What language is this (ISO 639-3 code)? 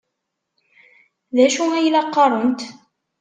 kab